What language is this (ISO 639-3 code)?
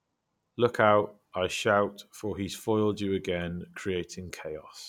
eng